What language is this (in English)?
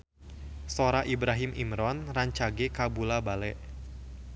Sundanese